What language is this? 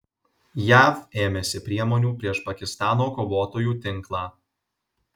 Lithuanian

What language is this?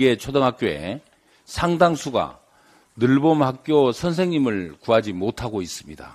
Korean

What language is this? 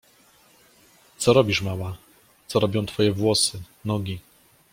Polish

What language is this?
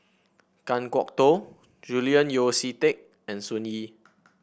English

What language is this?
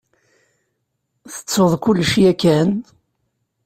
Kabyle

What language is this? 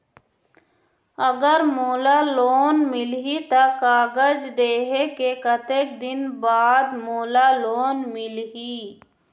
Chhattisgarhi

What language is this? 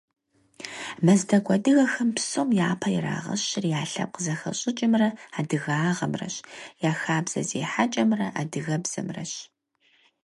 Kabardian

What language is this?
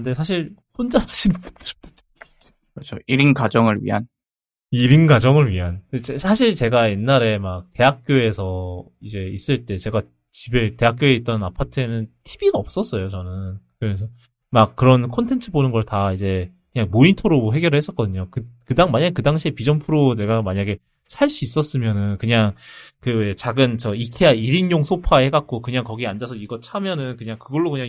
Korean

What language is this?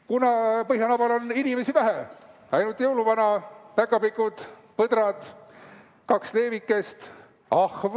Estonian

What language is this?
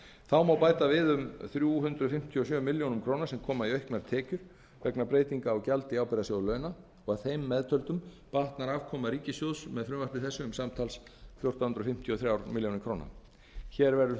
Icelandic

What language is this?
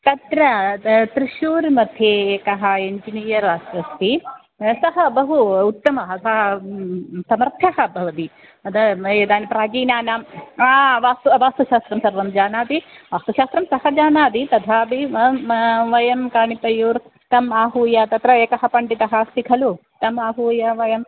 Sanskrit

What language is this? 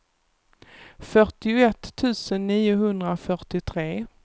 Swedish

